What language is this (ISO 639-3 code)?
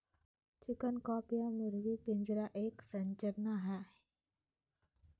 mag